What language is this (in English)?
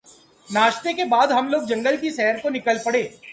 Urdu